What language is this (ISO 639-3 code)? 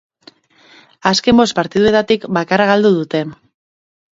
eus